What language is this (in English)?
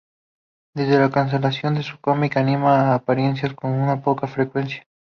Spanish